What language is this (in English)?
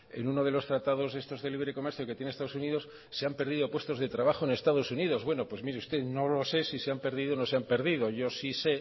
Spanish